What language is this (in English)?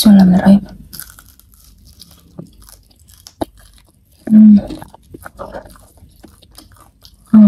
Indonesian